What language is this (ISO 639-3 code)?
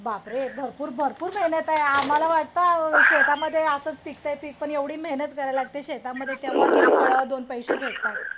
mar